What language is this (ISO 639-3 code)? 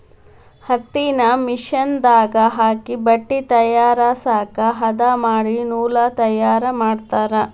kan